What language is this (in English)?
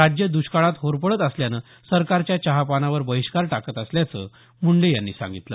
Marathi